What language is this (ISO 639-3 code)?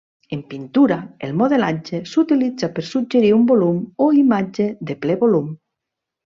cat